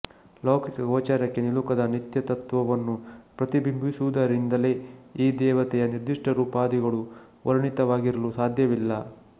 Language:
Kannada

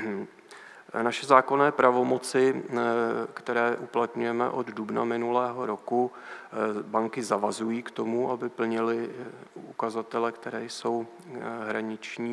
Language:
Czech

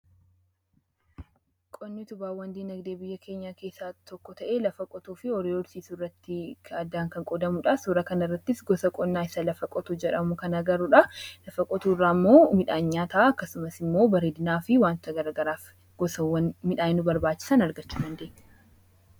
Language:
Oromo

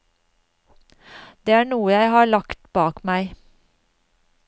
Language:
Norwegian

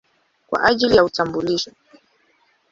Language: Swahili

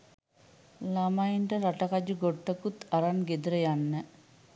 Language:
Sinhala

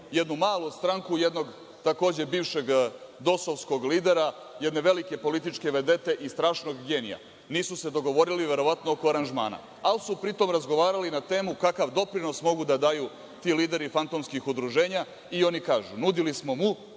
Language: Serbian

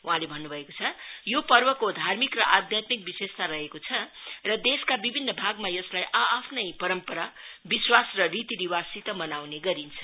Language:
Nepali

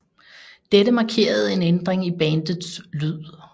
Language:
Danish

